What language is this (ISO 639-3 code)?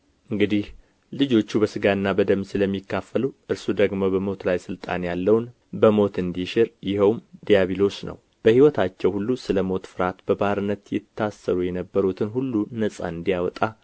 amh